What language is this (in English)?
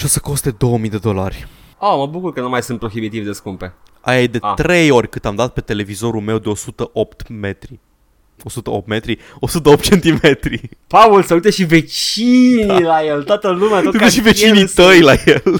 Romanian